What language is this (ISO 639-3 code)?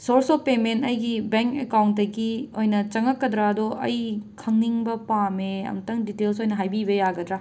mni